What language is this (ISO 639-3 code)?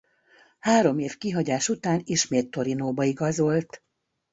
hun